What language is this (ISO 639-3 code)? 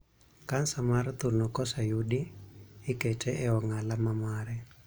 luo